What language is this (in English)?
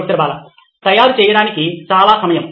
Telugu